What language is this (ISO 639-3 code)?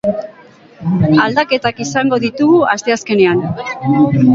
eus